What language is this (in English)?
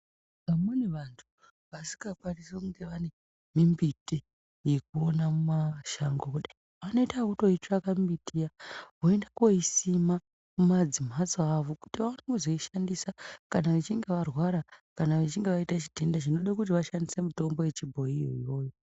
Ndau